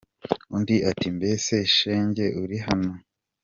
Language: Kinyarwanda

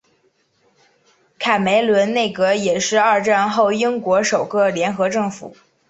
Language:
Chinese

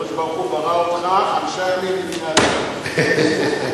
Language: Hebrew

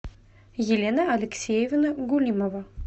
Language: Russian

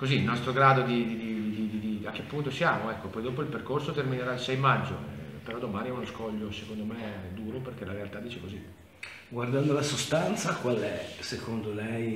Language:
Italian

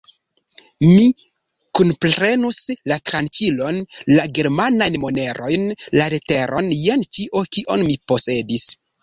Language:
Esperanto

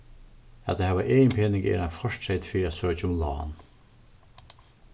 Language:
Faroese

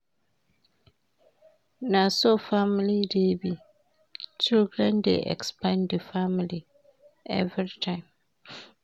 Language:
Nigerian Pidgin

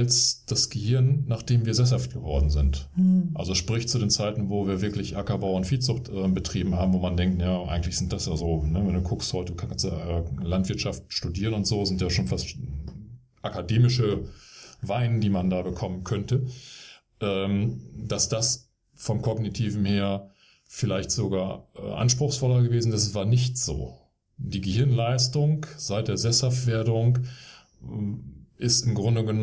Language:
German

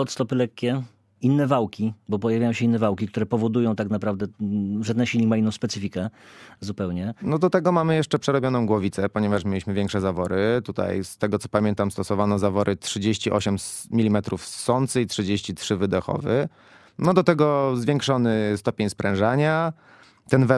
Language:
Polish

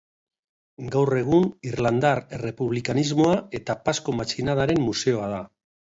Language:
Basque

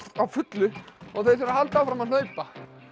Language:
Icelandic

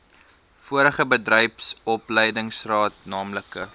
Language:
Afrikaans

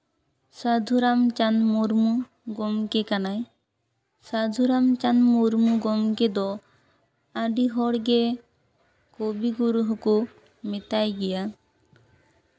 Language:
Santali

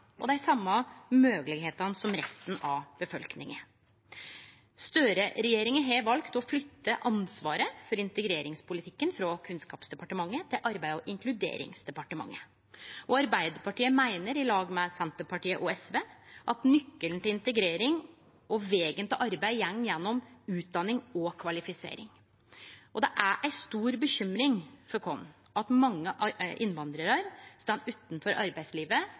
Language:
Norwegian Nynorsk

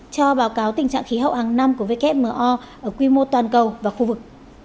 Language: Vietnamese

